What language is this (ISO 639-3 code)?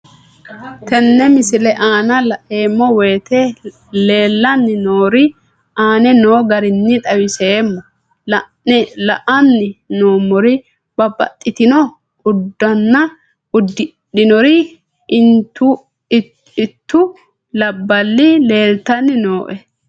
sid